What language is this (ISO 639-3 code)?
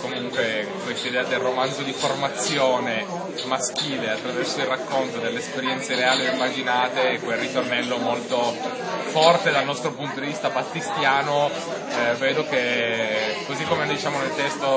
ita